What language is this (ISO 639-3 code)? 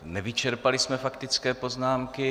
ces